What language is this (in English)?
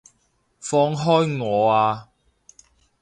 Cantonese